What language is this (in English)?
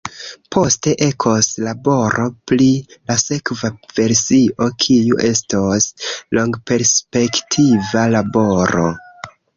Esperanto